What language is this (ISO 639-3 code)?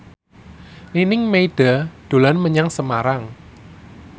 jav